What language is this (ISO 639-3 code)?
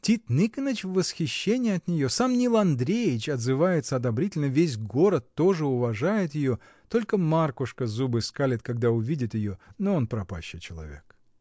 rus